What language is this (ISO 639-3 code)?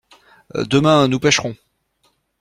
fra